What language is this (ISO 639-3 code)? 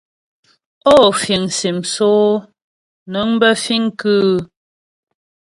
bbj